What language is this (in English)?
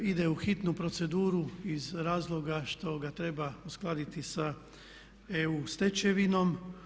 Croatian